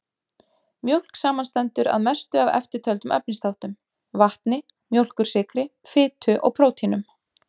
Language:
Icelandic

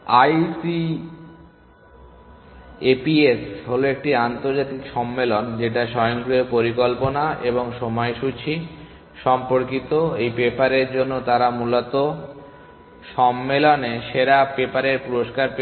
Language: Bangla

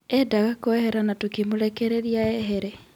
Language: Kikuyu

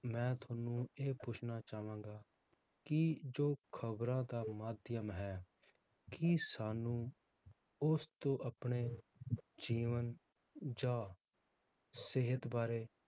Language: Punjabi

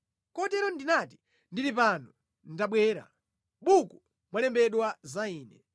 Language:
Nyanja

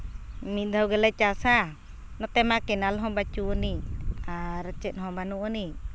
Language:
Santali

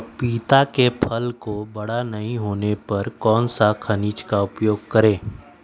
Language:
Magahi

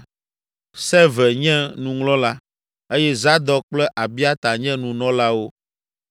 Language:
Ewe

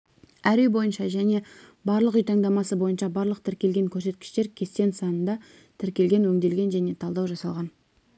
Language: Kazakh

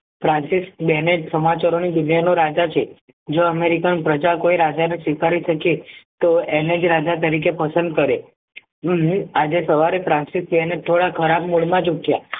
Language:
Gujarati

